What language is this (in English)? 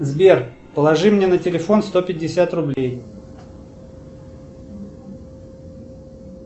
Russian